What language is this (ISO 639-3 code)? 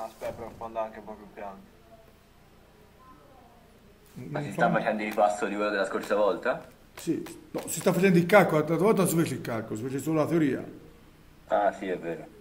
ita